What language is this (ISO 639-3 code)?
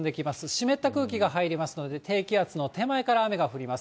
jpn